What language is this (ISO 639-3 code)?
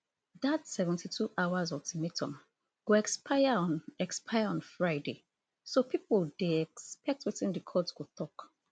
pcm